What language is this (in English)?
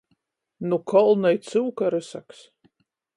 Latgalian